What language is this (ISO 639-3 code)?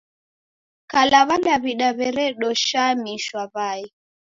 dav